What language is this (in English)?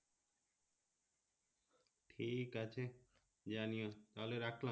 Bangla